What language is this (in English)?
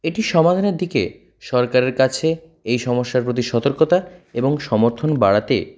Bangla